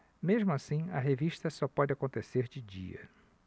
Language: Portuguese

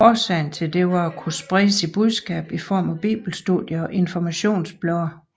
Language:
Danish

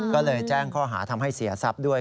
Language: Thai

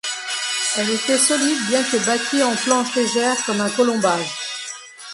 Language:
French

